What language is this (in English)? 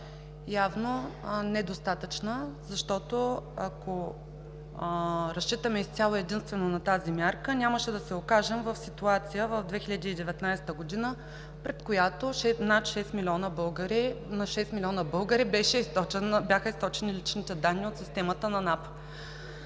Bulgarian